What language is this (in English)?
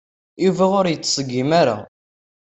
Kabyle